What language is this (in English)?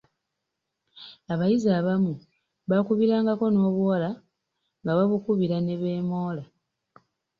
Ganda